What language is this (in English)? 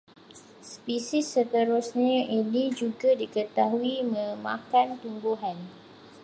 Malay